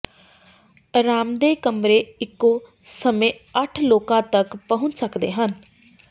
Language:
Punjabi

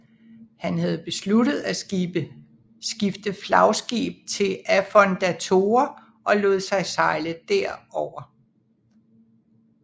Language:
Danish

